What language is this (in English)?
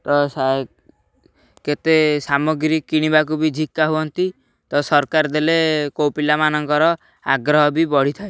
Odia